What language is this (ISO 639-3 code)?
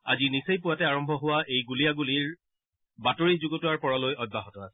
asm